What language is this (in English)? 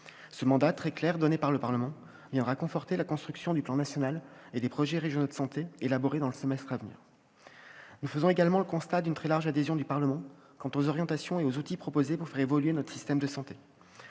French